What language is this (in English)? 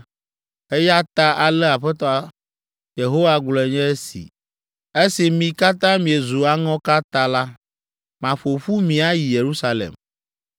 Ewe